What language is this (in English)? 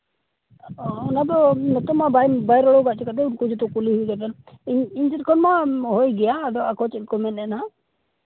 Santali